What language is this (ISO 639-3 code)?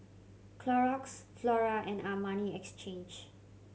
eng